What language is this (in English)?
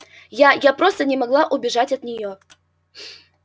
Russian